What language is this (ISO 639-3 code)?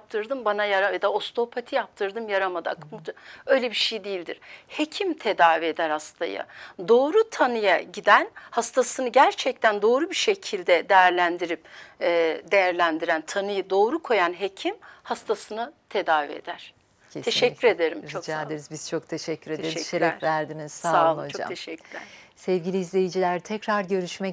tur